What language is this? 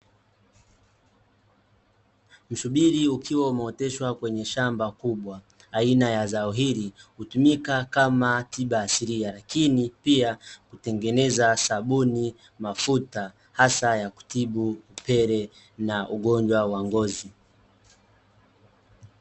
Swahili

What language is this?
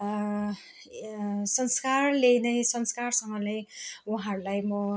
Nepali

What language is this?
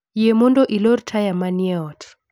Luo (Kenya and Tanzania)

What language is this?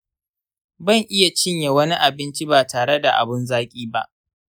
Hausa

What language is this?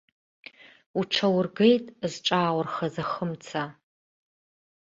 Abkhazian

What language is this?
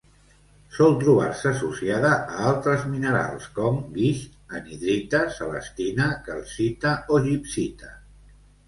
Catalan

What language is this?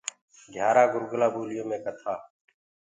Gurgula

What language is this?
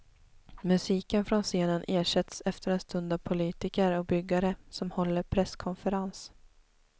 Swedish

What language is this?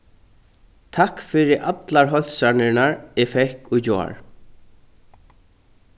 Faroese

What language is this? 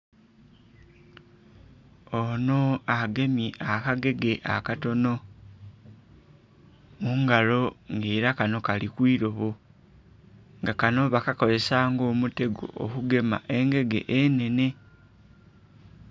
Soga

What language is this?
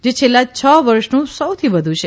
Gujarati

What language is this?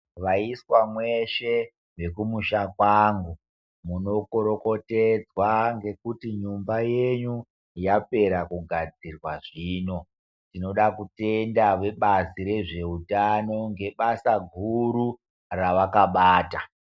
Ndau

